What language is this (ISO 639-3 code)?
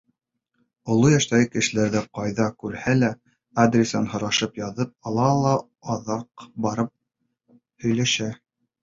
bak